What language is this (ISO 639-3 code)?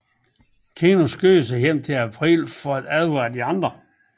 dan